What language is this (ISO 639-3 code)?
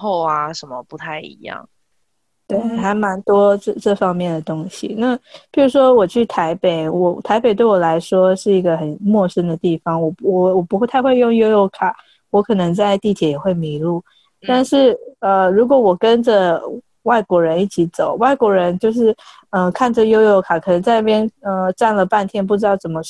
zho